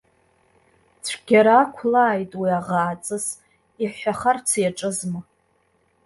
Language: Abkhazian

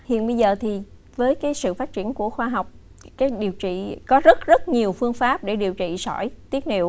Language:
Vietnamese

